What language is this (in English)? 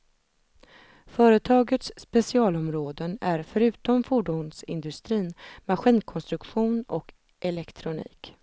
Swedish